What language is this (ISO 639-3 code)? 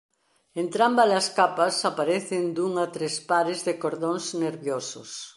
glg